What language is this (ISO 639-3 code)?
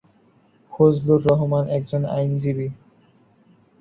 ben